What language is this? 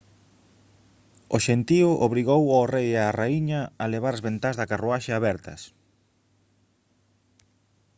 Galician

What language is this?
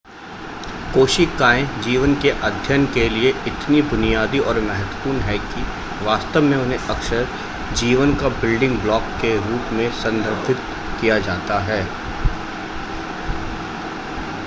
Hindi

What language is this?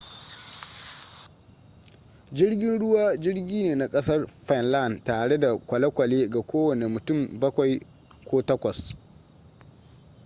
Hausa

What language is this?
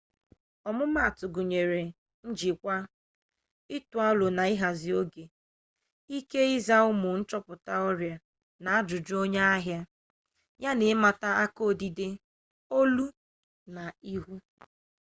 Igbo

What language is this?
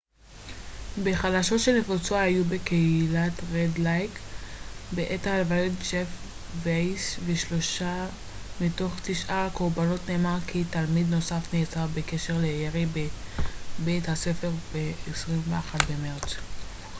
Hebrew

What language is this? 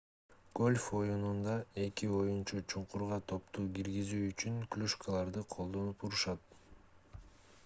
Kyrgyz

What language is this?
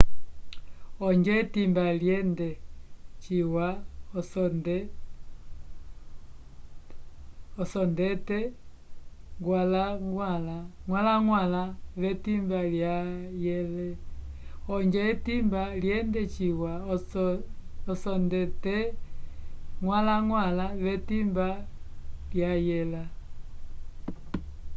Umbundu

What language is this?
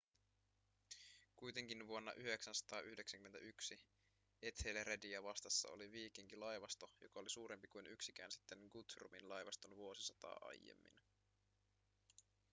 Finnish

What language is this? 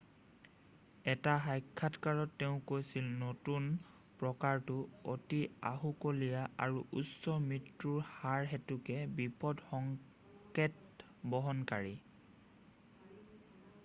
Assamese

